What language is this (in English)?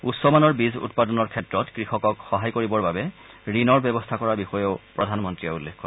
Assamese